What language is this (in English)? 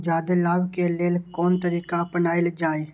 Maithili